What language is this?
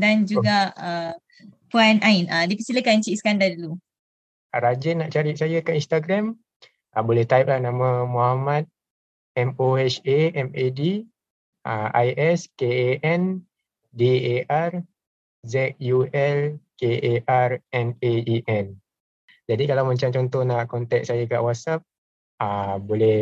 Malay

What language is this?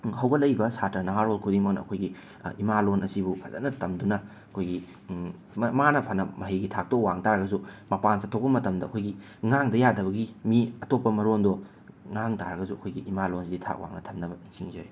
Manipuri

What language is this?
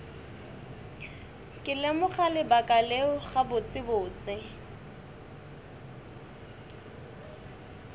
Northern Sotho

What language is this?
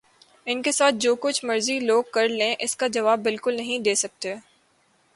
Urdu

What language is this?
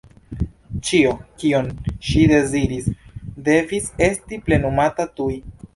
Esperanto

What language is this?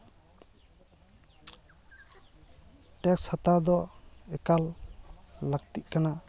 Santali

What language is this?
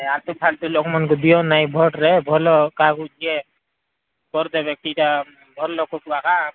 Odia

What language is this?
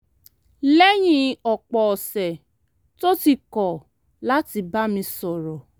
Yoruba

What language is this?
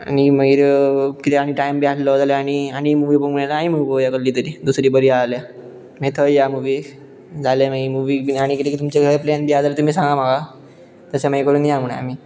Konkani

